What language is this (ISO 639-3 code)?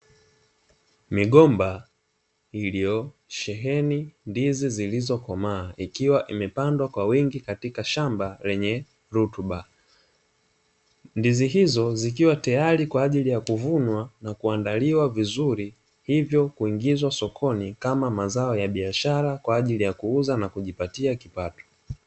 swa